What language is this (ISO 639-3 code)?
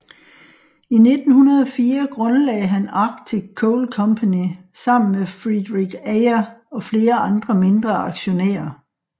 dan